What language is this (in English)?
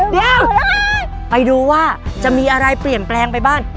Thai